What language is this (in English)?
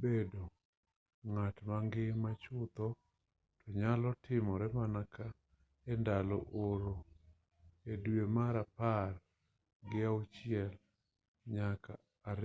Luo (Kenya and Tanzania)